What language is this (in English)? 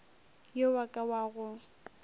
Northern Sotho